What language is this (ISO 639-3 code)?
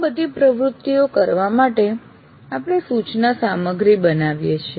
guj